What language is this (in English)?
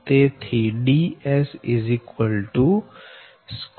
Gujarati